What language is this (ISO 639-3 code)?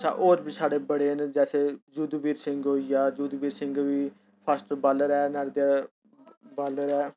doi